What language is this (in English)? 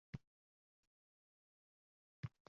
Uzbek